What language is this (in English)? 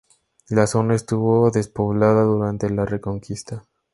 Spanish